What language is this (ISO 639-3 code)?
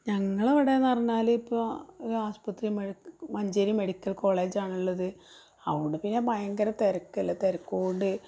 mal